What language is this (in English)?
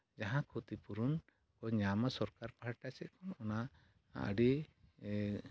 Santali